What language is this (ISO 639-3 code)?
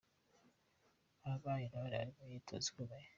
kin